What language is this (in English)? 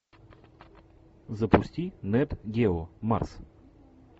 Russian